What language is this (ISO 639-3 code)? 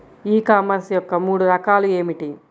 tel